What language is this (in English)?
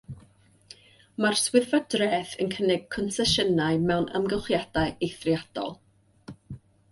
Welsh